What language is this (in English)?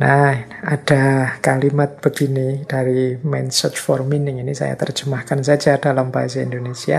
Indonesian